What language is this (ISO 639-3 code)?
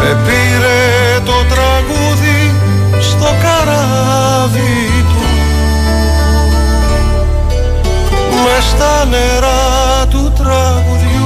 ell